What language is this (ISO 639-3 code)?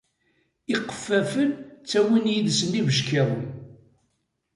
kab